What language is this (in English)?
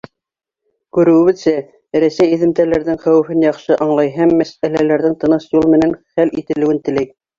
Bashkir